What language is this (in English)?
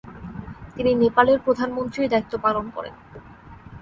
Bangla